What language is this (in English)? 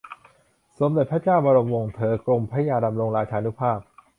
Thai